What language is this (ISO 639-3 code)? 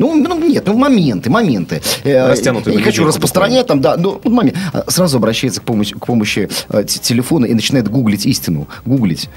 rus